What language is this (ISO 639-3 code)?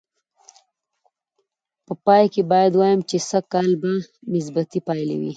pus